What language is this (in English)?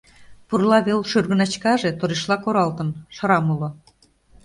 Mari